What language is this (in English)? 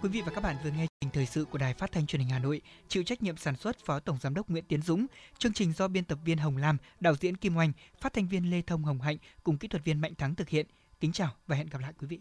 Vietnamese